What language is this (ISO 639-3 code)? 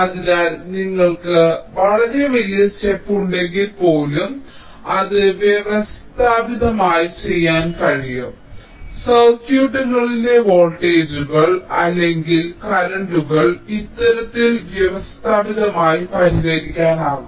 mal